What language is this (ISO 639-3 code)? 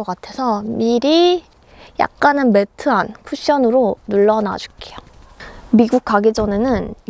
kor